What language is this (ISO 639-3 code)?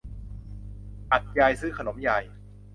tha